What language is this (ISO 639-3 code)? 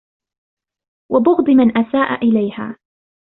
ara